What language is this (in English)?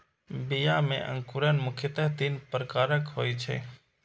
Maithili